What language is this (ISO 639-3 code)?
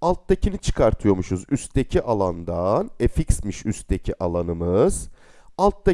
tur